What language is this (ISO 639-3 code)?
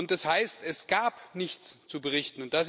deu